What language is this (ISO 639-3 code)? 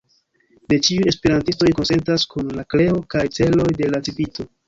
epo